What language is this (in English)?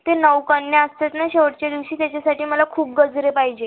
Marathi